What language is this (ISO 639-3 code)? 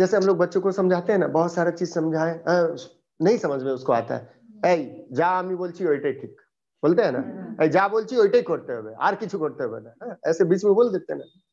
hin